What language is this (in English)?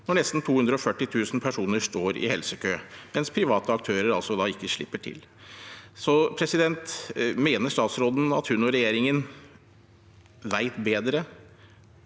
Norwegian